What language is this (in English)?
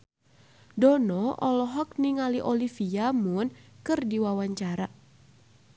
Sundanese